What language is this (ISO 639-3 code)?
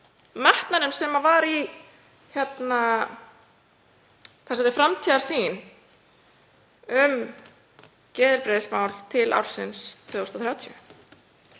isl